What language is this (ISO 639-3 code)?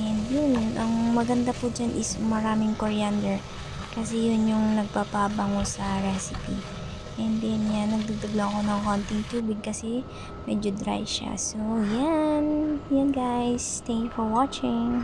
fil